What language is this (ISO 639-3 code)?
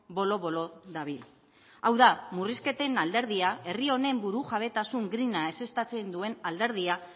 eus